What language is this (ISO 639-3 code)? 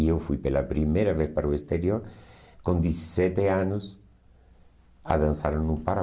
por